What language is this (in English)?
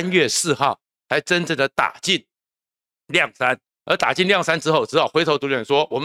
Chinese